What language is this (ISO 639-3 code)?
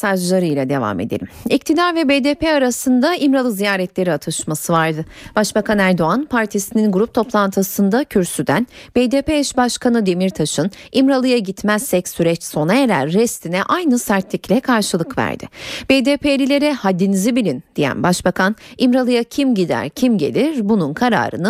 tur